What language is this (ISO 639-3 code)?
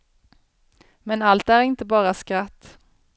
swe